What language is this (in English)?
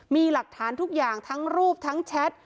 Thai